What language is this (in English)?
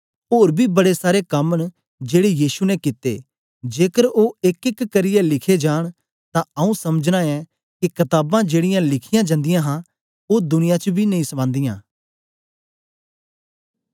Dogri